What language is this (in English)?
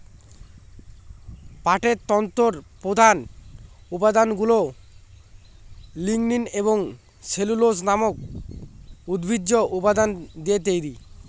Bangla